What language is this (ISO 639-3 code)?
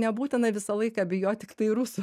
lit